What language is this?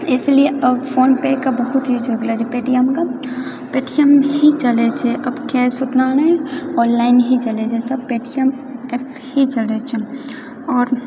Maithili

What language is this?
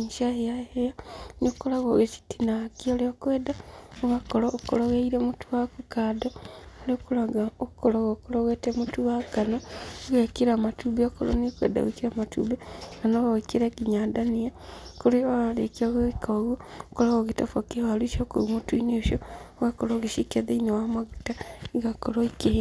Kikuyu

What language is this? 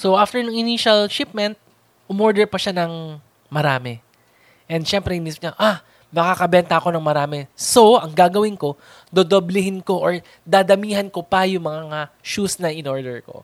Filipino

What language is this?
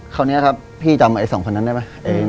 Thai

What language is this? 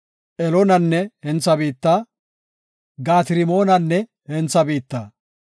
Gofa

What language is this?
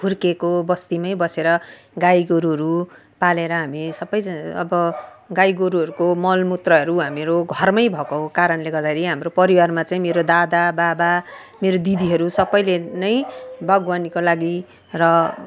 Nepali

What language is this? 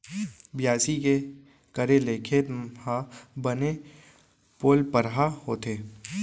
Chhattisgarhi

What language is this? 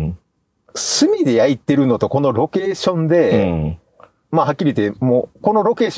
Japanese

